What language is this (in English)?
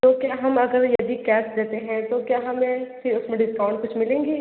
Hindi